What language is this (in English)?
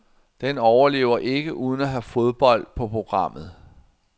Danish